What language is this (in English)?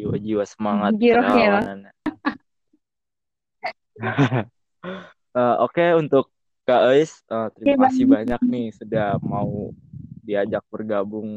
Indonesian